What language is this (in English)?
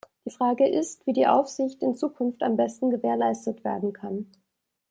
German